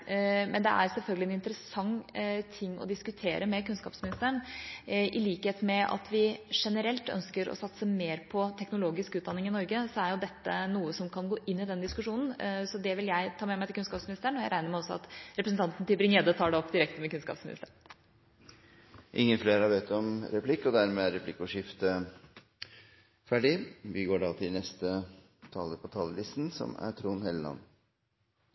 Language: Norwegian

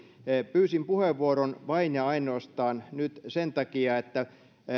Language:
Finnish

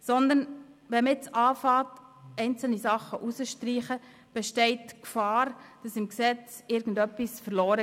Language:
Swiss German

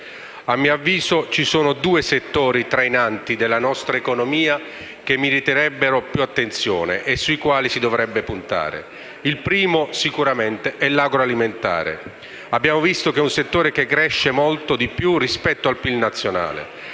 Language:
Italian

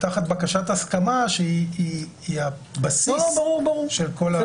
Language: Hebrew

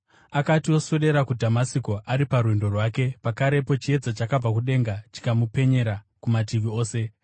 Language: Shona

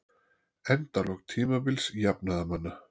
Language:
Icelandic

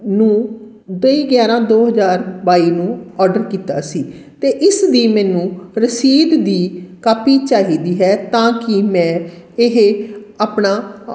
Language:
Punjabi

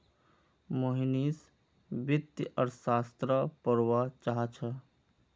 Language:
Magahi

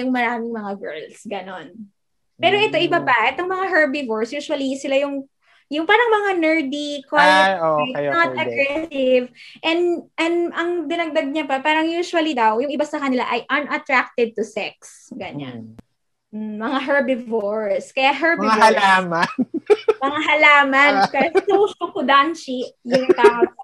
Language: Filipino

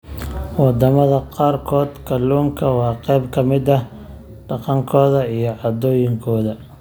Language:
Somali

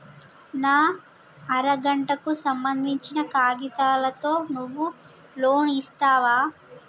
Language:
Telugu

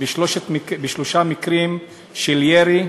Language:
Hebrew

